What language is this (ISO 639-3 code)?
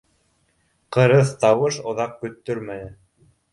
bak